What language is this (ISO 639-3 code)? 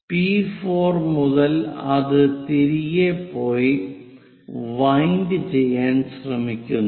mal